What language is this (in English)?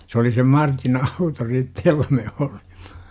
Finnish